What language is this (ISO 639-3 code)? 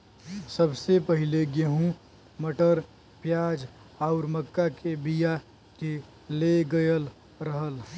bho